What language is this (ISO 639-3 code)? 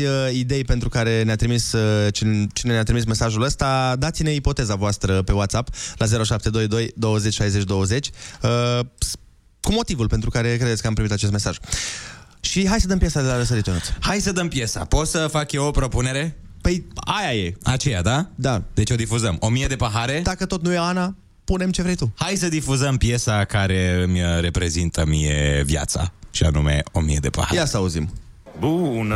ron